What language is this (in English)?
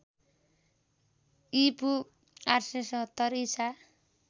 Nepali